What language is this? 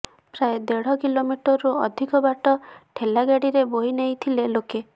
Odia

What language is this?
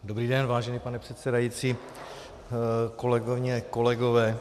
Czech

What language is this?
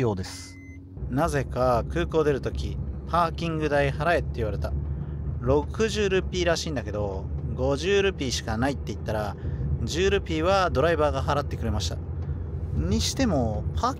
Japanese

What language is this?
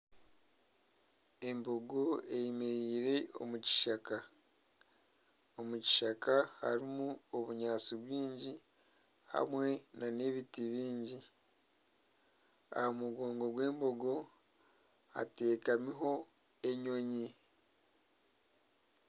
Nyankole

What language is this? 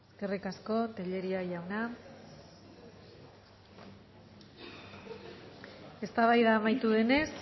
Basque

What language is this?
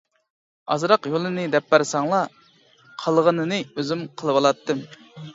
Uyghur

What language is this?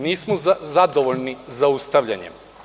Serbian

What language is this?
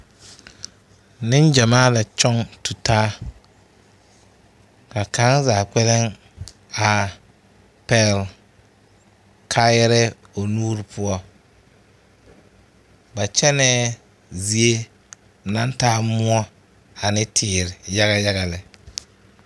Southern Dagaare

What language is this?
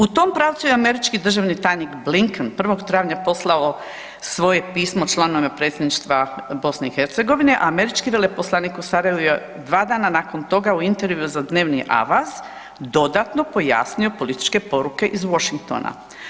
Croatian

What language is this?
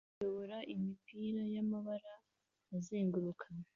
Kinyarwanda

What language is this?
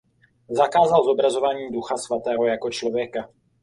Czech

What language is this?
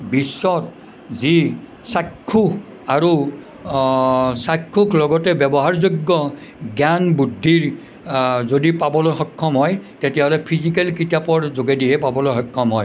Assamese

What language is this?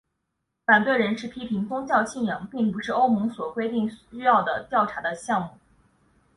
Chinese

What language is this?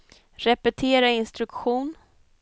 Swedish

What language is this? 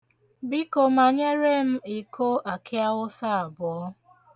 Igbo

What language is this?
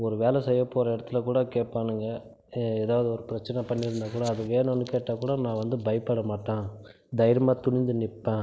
Tamil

